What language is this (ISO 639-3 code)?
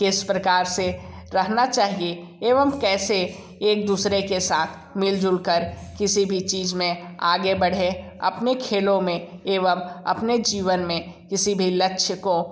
hin